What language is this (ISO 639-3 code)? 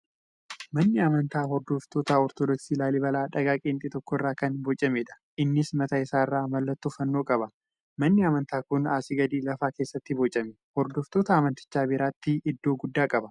orm